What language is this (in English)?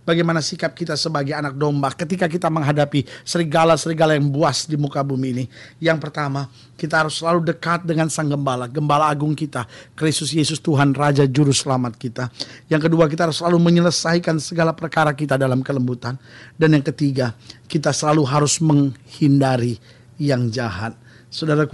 Indonesian